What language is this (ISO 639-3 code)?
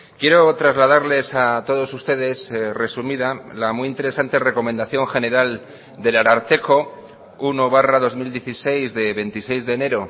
spa